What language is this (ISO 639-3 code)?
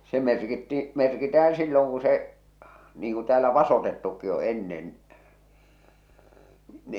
fin